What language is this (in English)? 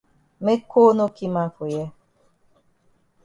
Cameroon Pidgin